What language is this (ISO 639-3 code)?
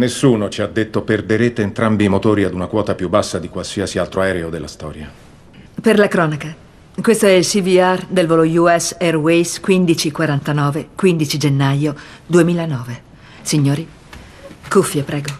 ita